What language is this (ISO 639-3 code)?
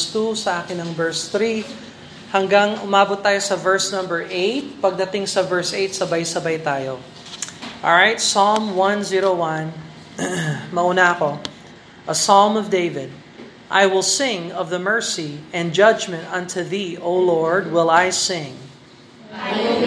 fil